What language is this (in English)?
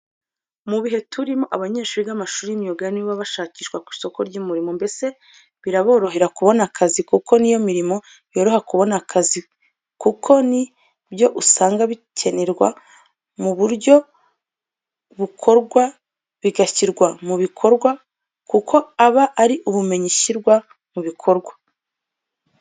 Kinyarwanda